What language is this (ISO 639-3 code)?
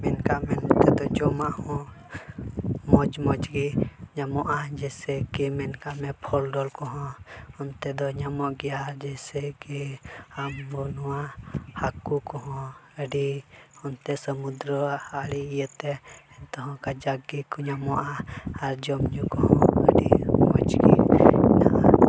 sat